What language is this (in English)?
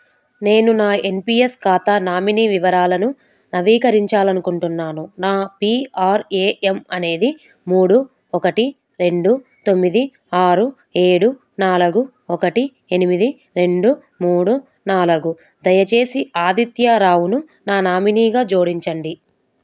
Telugu